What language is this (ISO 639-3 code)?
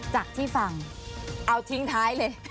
tha